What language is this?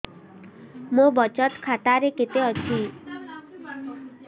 Odia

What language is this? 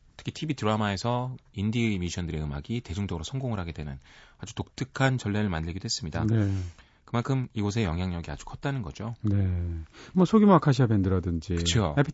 Korean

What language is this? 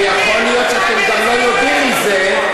Hebrew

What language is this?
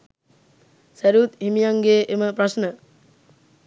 Sinhala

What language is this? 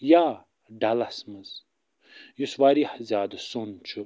Kashmiri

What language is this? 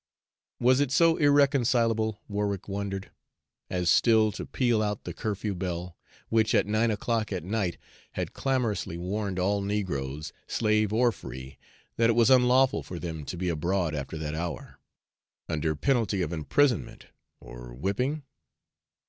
English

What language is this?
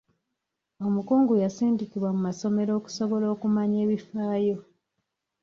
Ganda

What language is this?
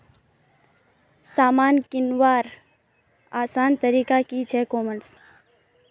Magahi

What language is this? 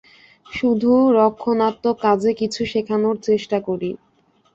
Bangla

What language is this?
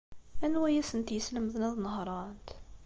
Kabyle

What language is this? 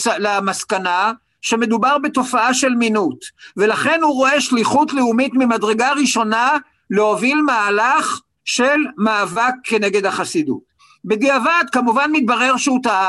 Hebrew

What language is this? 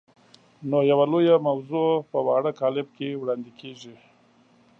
Pashto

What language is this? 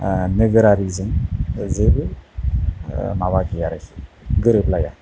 Bodo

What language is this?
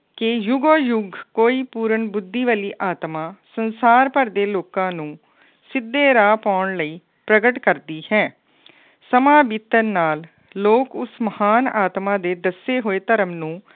Punjabi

